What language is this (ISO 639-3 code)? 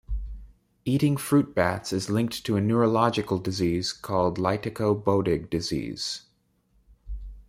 eng